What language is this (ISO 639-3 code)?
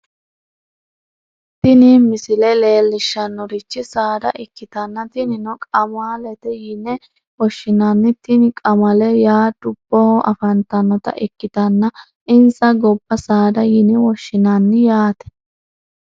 sid